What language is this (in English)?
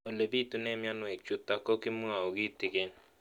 Kalenjin